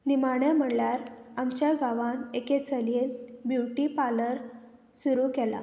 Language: Konkani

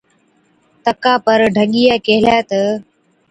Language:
Od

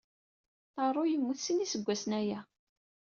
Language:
Kabyle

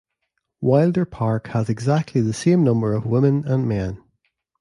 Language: English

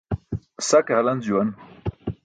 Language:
Burushaski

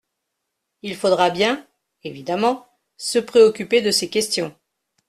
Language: French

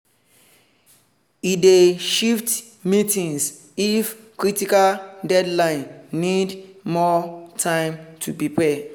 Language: Nigerian Pidgin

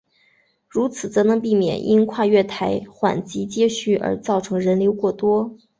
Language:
Chinese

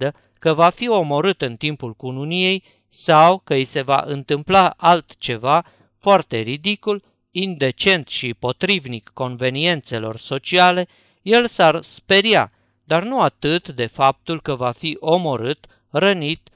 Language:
Romanian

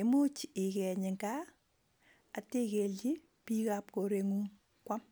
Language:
Kalenjin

